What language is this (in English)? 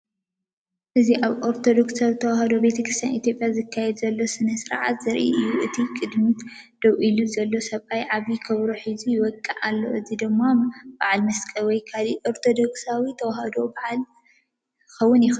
Tigrinya